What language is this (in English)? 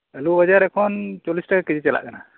Santali